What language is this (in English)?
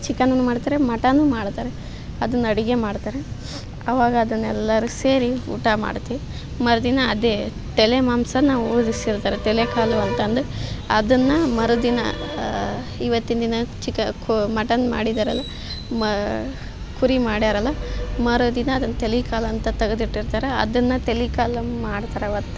Kannada